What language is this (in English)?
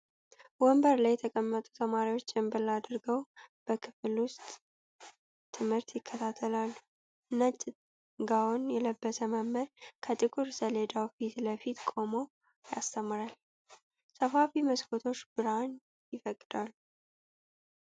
Amharic